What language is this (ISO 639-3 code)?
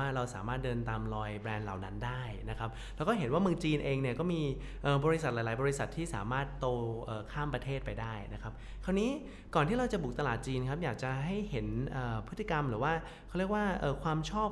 tha